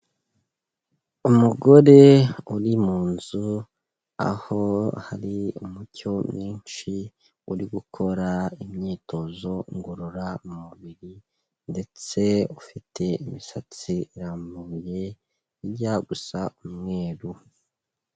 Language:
Kinyarwanda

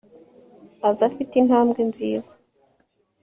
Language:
Kinyarwanda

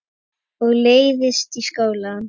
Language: Icelandic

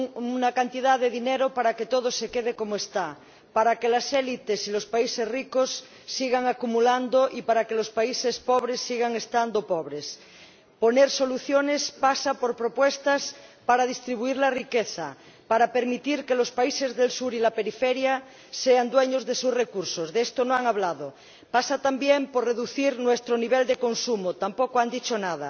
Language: Spanish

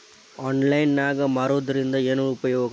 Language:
Kannada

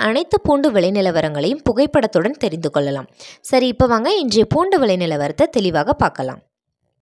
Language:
Tamil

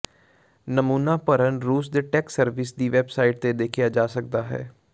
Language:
Punjabi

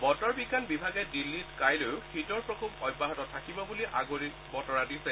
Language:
Assamese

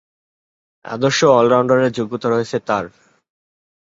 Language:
Bangla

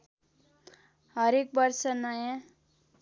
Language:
Nepali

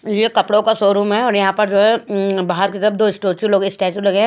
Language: Hindi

